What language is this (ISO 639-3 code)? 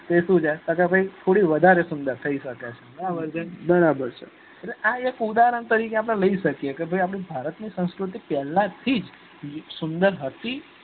guj